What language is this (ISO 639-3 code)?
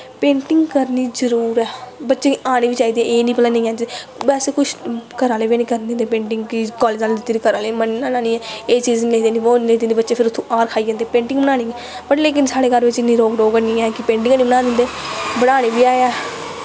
doi